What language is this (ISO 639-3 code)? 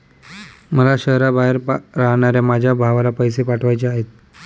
mar